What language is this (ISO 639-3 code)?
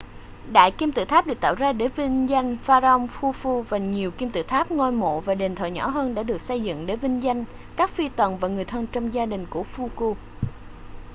vie